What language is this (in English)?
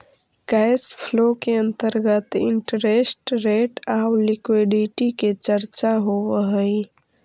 Magahi